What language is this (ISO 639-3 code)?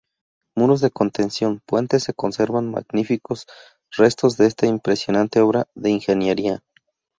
spa